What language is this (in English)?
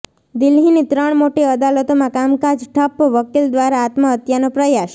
Gujarati